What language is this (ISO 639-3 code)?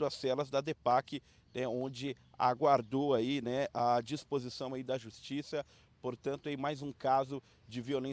por